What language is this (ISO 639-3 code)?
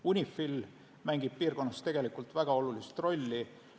est